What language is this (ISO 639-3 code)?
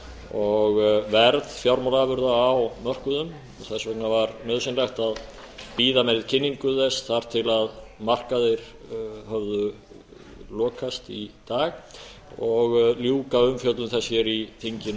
isl